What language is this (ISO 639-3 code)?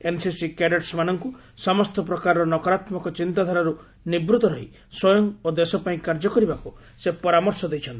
ori